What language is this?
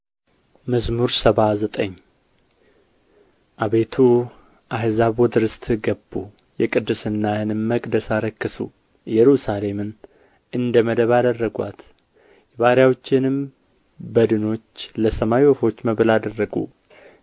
Amharic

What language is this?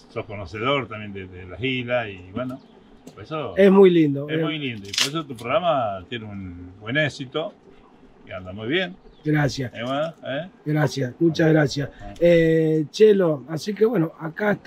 Spanish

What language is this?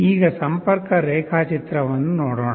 Kannada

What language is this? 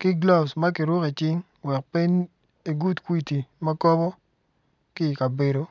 Acoli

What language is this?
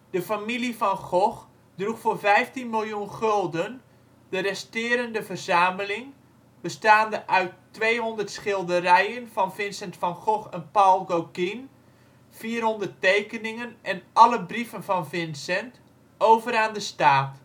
Dutch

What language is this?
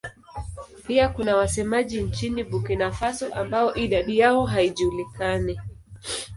Swahili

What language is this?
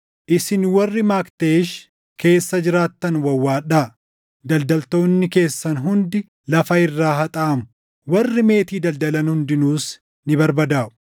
Oromo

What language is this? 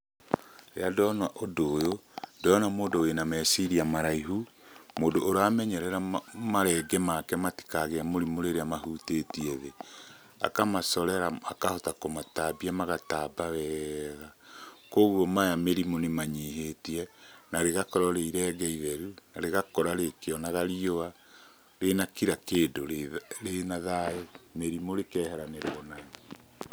Kikuyu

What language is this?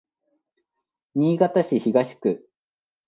Japanese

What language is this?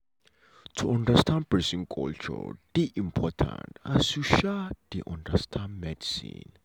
Nigerian Pidgin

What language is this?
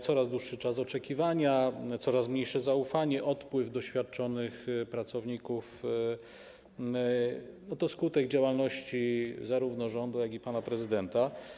Polish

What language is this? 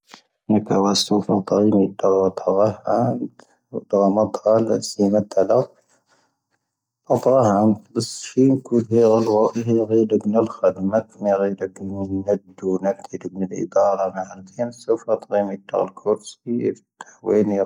Tahaggart Tamahaq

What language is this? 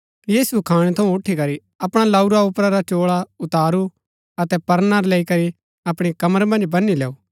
Gaddi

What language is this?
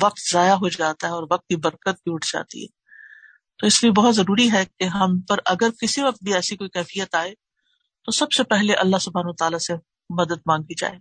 Urdu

